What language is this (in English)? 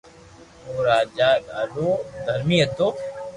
Loarki